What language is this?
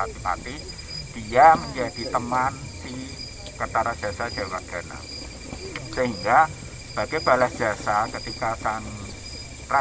Indonesian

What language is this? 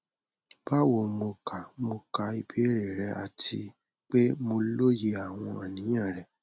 Yoruba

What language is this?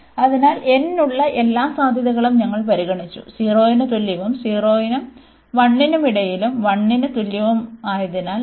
Malayalam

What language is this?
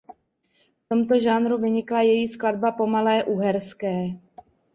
Czech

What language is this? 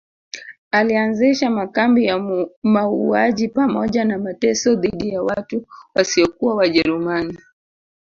Swahili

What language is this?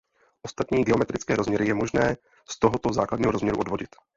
Czech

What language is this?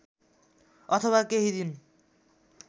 Nepali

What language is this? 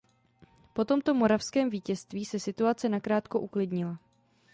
Czech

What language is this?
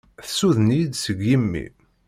Kabyle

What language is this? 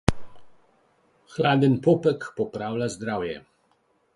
Slovenian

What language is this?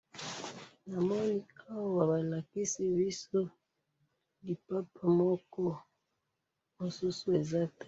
Lingala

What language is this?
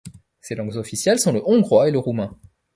French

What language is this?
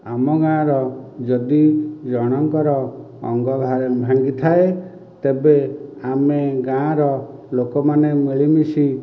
Odia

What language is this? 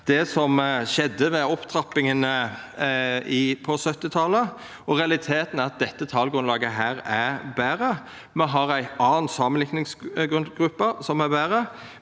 Norwegian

